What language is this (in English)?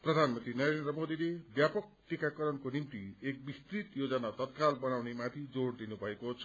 Nepali